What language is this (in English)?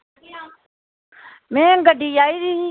Dogri